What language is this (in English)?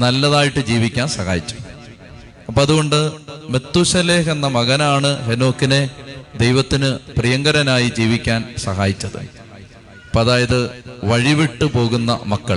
Malayalam